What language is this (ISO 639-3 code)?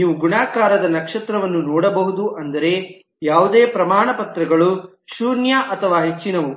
kan